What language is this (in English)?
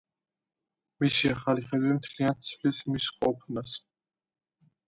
Georgian